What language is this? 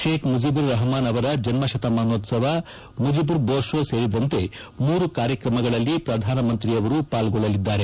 Kannada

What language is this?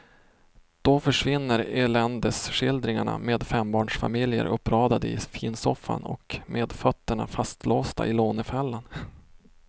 Swedish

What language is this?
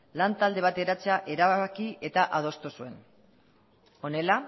Basque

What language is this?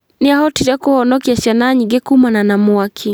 Kikuyu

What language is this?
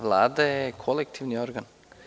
Serbian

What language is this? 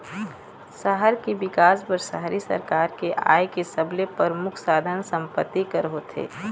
Chhattisgarhi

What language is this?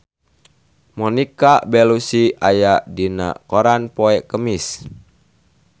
Sundanese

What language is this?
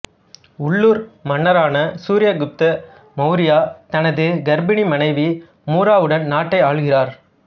Tamil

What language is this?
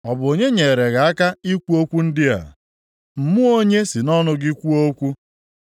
Igbo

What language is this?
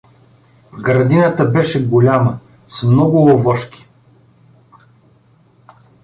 Bulgarian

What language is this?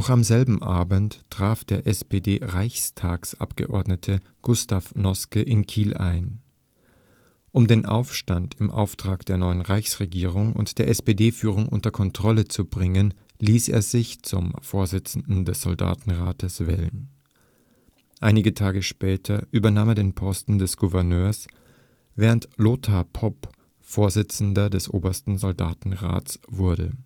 German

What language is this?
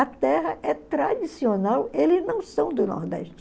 Portuguese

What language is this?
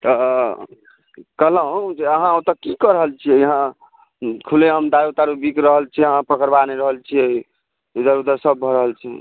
Maithili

